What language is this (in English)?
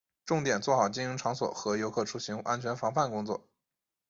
Chinese